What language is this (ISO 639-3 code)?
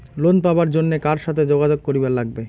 ben